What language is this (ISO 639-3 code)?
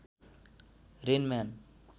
nep